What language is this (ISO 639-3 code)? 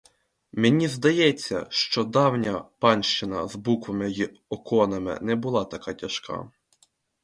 ukr